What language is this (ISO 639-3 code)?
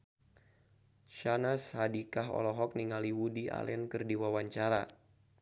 sun